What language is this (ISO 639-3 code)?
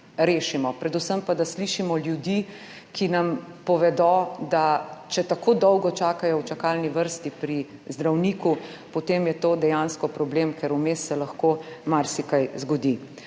slv